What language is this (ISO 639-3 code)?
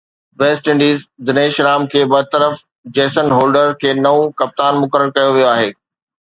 snd